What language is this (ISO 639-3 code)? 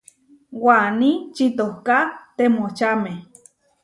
var